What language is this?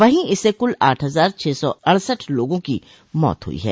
Hindi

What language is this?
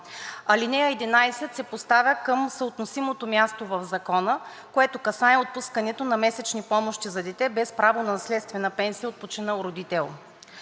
Bulgarian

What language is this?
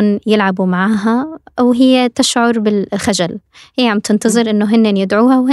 Arabic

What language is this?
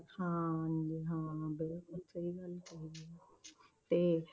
Punjabi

